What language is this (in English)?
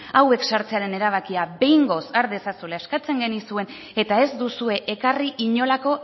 Basque